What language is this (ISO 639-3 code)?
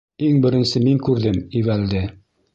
bak